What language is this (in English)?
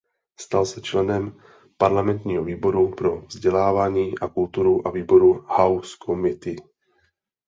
Czech